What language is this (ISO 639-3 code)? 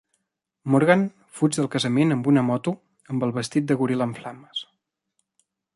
cat